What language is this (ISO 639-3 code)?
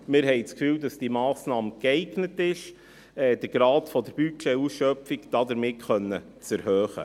gsw